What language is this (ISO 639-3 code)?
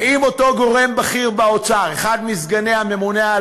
heb